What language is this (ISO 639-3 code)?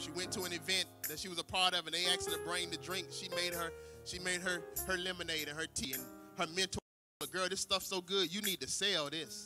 eng